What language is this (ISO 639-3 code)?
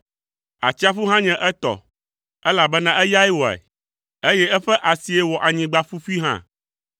ewe